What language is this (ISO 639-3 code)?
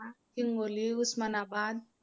mar